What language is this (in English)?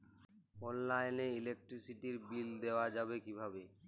Bangla